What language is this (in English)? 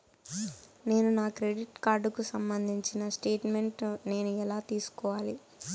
Telugu